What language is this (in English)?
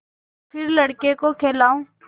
Hindi